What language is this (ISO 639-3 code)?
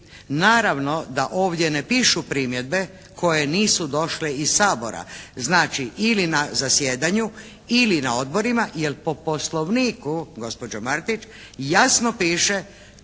hrv